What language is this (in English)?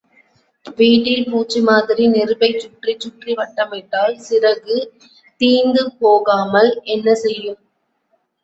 Tamil